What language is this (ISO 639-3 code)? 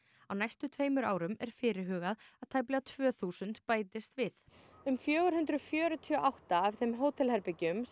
isl